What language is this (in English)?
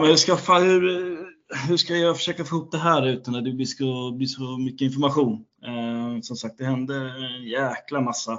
Swedish